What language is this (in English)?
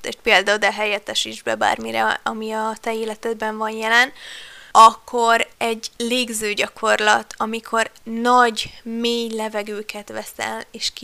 Hungarian